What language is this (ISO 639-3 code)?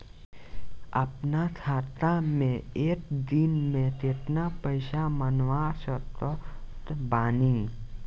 bho